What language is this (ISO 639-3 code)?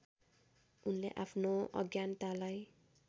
nep